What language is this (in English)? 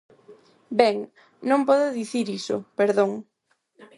Galician